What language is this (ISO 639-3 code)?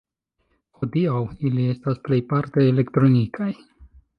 epo